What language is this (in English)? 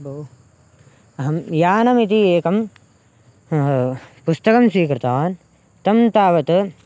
Sanskrit